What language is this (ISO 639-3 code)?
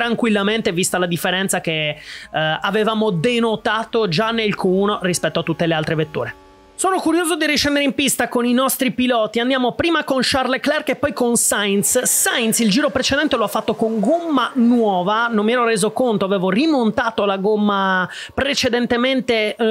ita